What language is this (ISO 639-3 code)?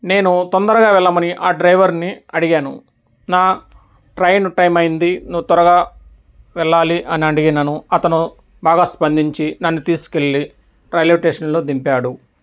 tel